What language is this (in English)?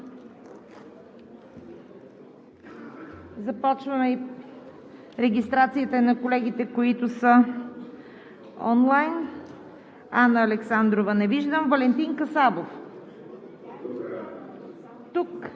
Bulgarian